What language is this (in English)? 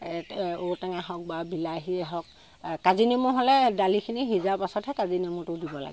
Assamese